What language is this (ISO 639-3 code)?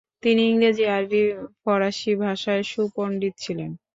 ben